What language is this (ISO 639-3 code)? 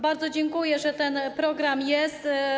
pol